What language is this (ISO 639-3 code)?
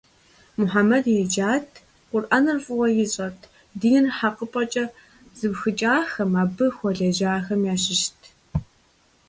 kbd